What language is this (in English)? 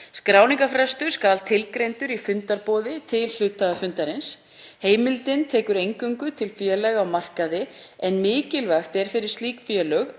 Icelandic